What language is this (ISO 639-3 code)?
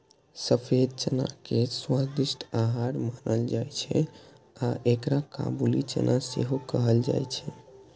mai